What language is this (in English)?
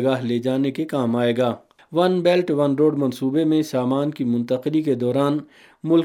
Urdu